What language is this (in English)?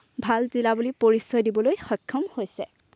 Assamese